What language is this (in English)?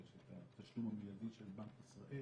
Hebrew